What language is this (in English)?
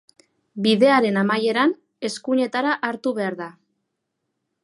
Basque